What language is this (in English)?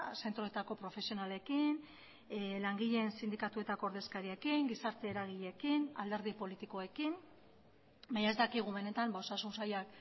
Basque